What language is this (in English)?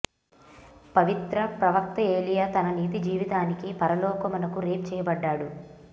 Telugu